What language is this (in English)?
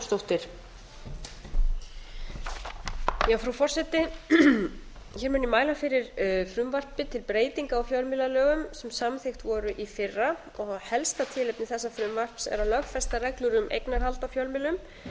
Icelandic